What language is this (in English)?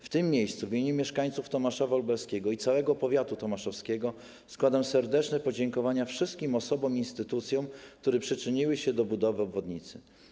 Polish